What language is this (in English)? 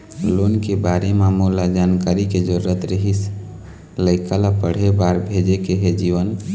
Chhattisgarhi